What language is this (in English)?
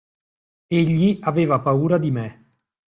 Italian